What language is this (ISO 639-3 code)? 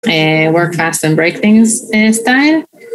heb